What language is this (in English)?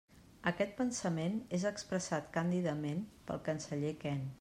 Catalan